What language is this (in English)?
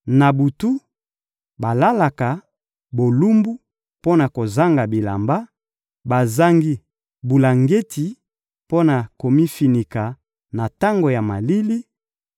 Lingala